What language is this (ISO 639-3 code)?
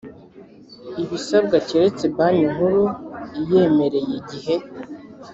kin